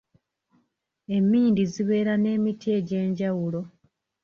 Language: Ganda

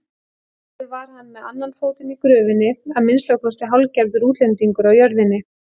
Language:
Icelandic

